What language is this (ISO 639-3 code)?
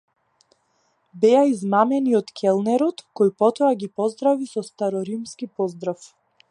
mkd